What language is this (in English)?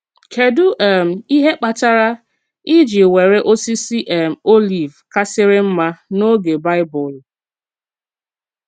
Igbo